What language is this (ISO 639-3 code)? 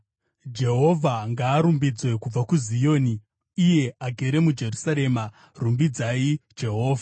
sna